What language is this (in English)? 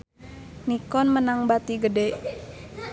Sundanese